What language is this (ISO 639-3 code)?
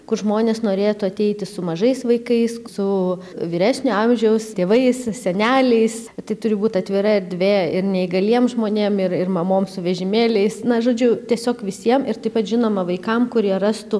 lit